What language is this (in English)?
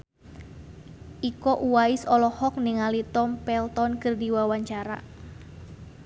Sundanese